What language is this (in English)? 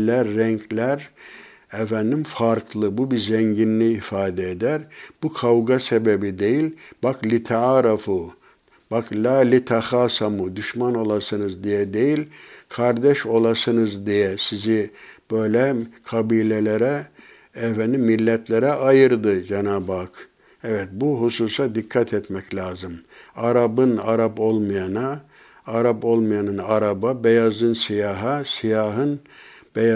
Turkish